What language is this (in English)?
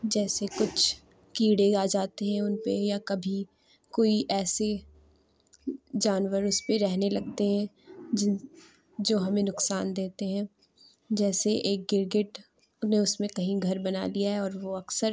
Urdu